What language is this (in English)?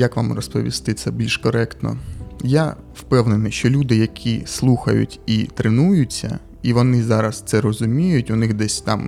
Ukrainian